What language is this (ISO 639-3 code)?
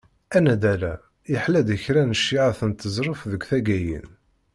kab